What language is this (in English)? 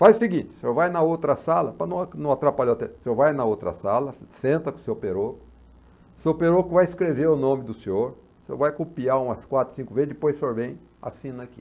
Portuguese